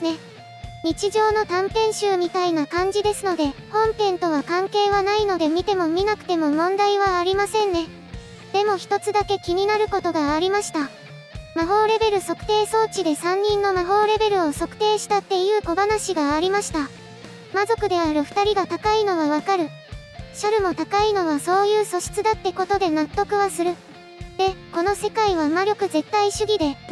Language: Japanese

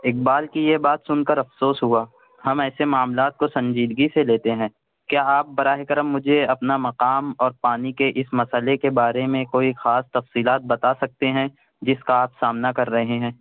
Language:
Urdu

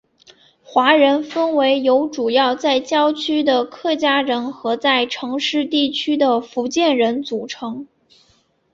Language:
Chinese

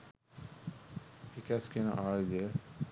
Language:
Sinhala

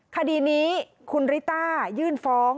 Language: Thai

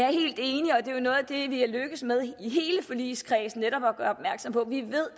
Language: Danish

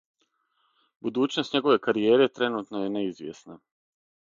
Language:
Serbian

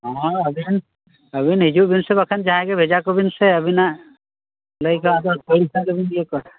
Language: Santali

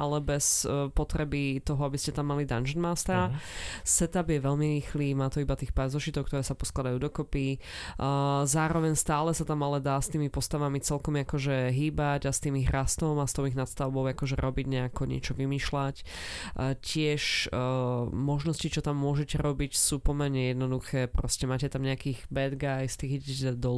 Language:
Slovak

